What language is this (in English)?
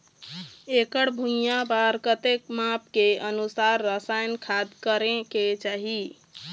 Chhattisgarhi